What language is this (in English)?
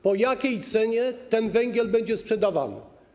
Polish